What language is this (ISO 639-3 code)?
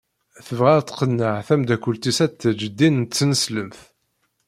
kab